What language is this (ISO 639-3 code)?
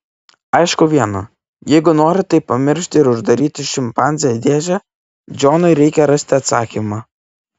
lit